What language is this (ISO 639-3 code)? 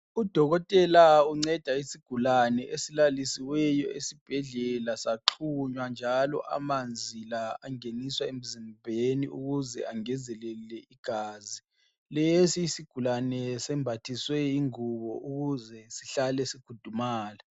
nde